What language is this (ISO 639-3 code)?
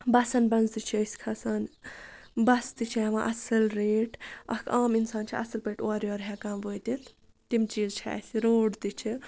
kas